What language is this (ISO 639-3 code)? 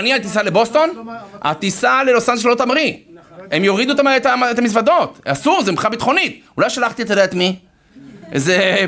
heb